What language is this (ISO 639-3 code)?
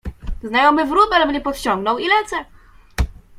pol